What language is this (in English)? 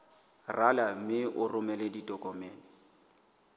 Southern Sotho